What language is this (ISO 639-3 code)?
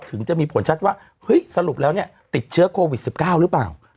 tha